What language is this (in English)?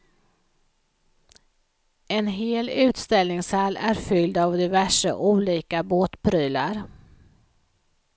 Swedish